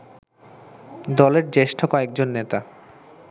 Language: Bangla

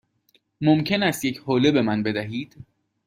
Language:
Persian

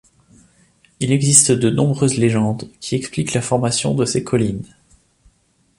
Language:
French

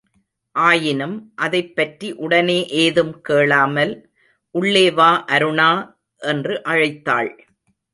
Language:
Tamil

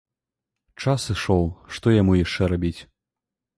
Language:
Belarusian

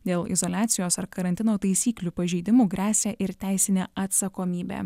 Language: Lithuanian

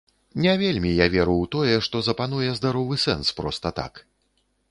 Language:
Belarusian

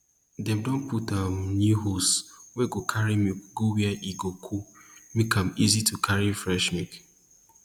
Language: Nigerian Pidgin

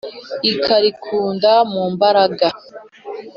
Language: Kinyarwanda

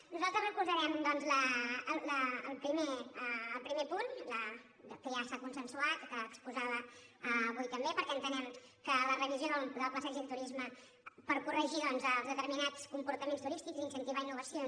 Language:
Catalan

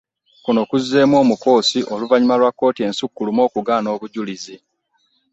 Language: Ganda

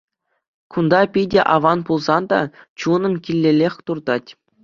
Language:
Chuvash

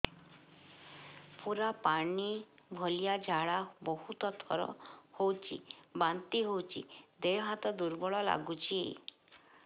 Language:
Odia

